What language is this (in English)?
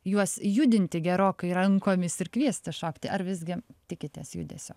Lithuanian